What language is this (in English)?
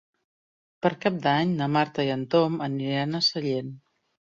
Catalan